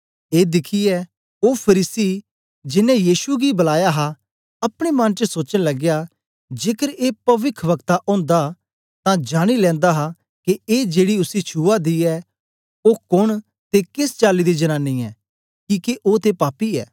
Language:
Dogri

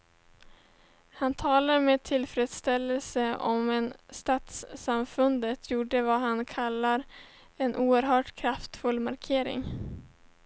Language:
Swedish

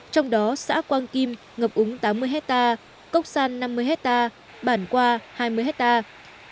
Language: Vietnamese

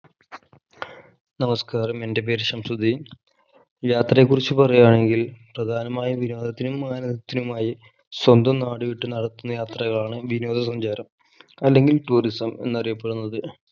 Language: Malayalam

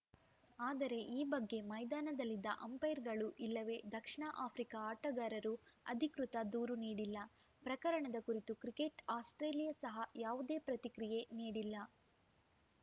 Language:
Kannada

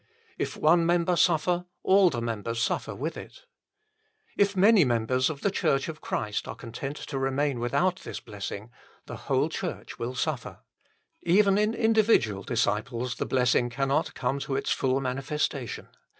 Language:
English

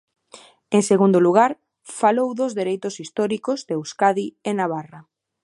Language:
Galician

